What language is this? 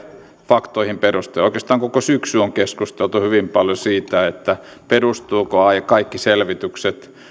Finnish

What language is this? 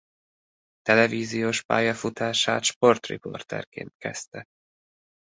Hungarian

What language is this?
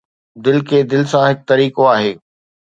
Sindhi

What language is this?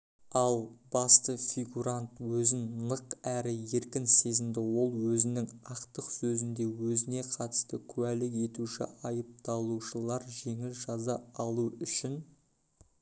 Kazakh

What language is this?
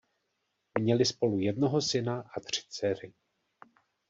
Czech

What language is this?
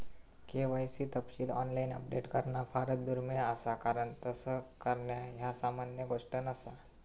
Marathi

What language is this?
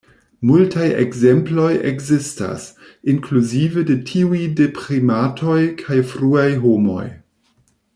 Esperanto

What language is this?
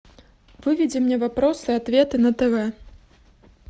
Russian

